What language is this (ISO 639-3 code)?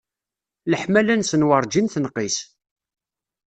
kab